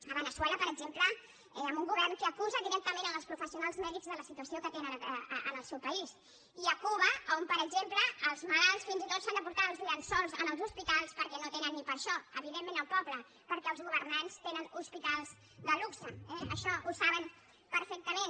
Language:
Catalan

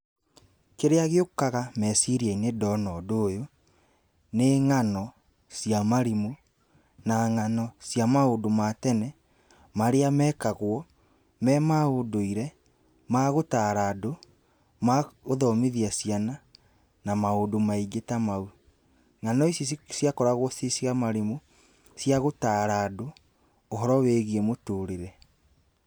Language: Kikuyu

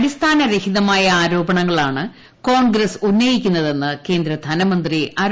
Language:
Malayalam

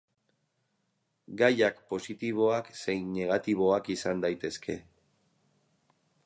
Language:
Basque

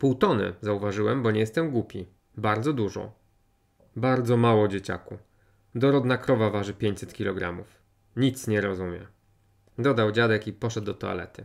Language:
Polish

